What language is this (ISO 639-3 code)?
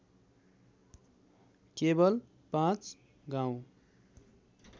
nep